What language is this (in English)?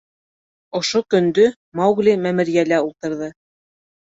Bashkir